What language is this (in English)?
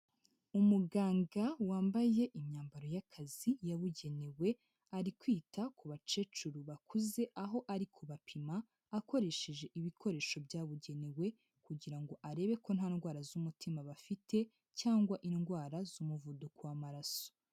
Kinyarwanda